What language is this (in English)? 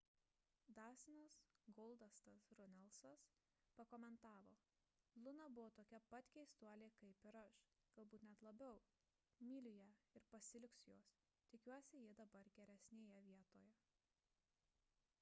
Lithuanian